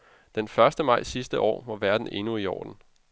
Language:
Danish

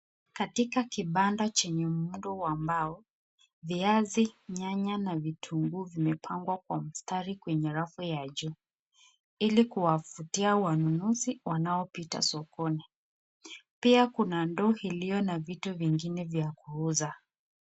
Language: Swahili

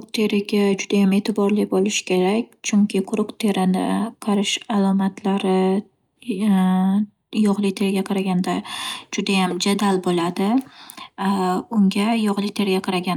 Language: Uzbek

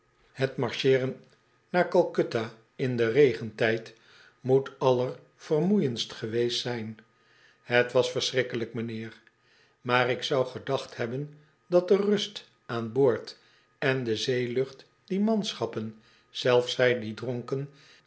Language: Dutch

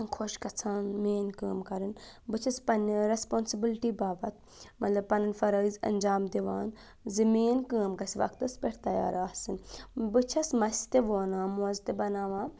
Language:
Kashmiri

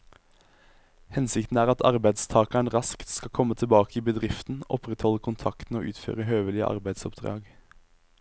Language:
Norwegian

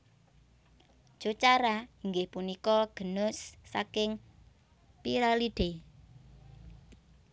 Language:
Javanese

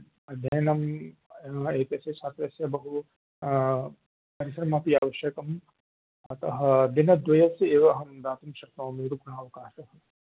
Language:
Sanskrit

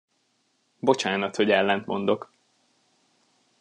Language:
Hungarian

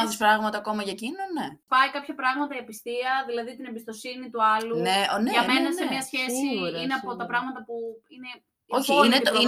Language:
Greek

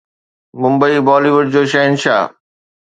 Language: Sindhi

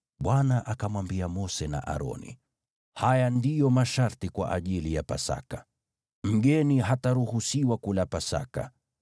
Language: Swahili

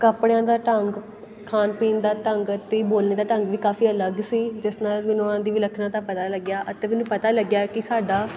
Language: Punjabi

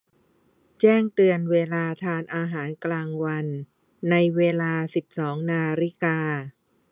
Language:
Thai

